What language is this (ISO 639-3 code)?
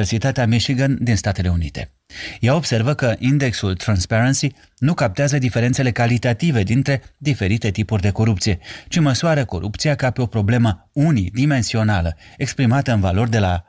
ron